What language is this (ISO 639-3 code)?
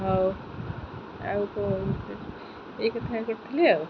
ori